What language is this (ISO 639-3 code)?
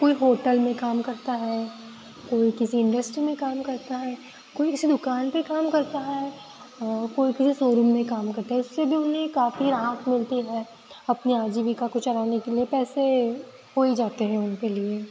hin